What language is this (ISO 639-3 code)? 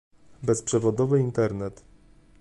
pol